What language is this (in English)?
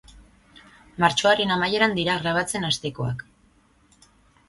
Basque